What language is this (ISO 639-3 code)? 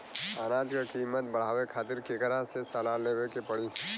bho